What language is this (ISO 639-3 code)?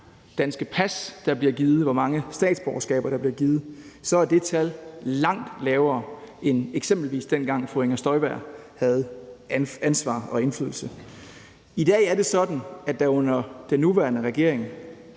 dan